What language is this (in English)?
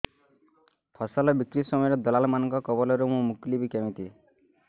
Odia